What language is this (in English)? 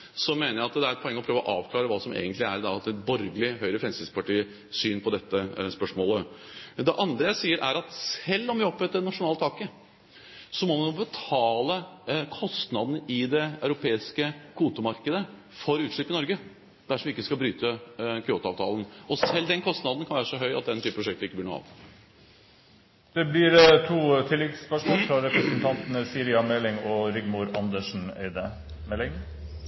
Norwegian